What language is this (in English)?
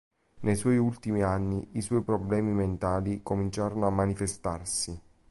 Italian